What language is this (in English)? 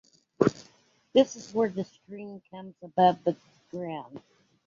English